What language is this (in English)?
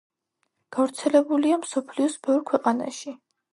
Georgian